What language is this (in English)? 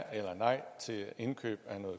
Danish